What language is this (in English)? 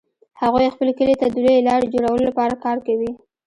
Pashto